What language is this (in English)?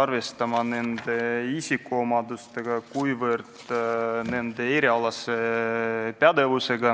Estonian